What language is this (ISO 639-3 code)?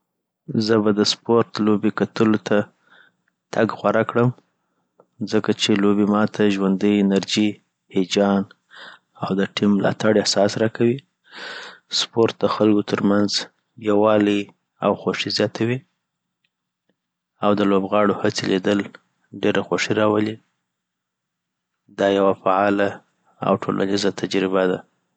pbt